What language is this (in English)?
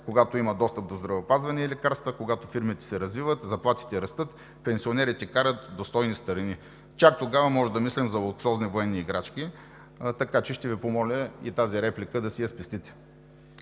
Bulgarian